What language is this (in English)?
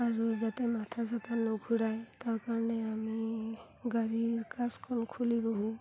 Assamese